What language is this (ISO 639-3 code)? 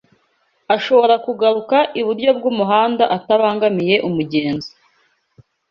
kin